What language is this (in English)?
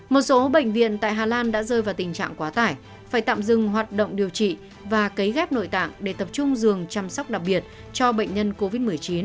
Vietnamese